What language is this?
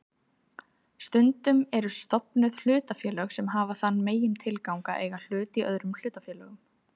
Icelandic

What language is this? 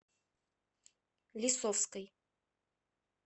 Russian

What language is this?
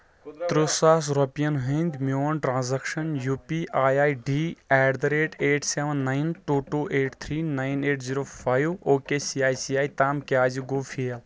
Kashmiri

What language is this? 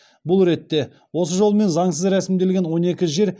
Kazakh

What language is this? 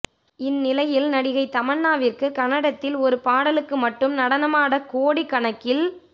Tamil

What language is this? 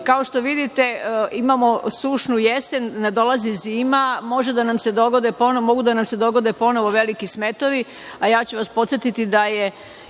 Serbian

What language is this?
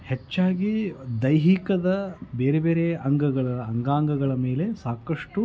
Kannada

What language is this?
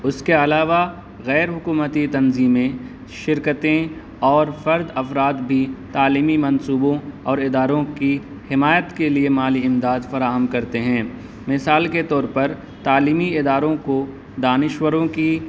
Urdu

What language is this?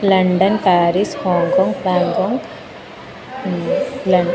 Sanskrit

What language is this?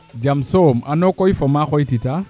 Serer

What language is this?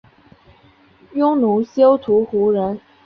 Chinese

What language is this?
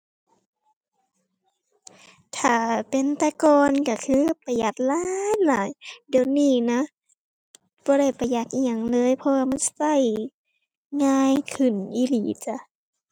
Thai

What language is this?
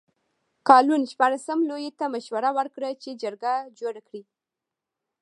Pashto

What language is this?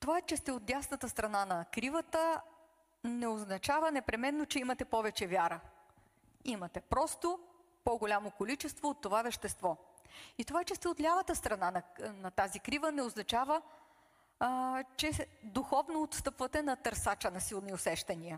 Bulgarian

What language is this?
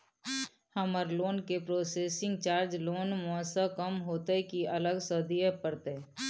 Maithili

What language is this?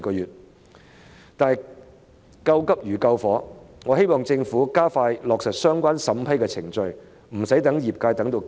Cantonese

